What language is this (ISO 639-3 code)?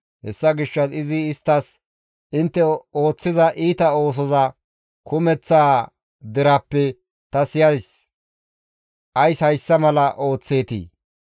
gmv